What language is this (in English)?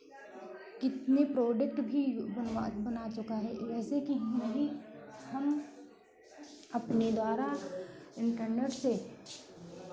Hindi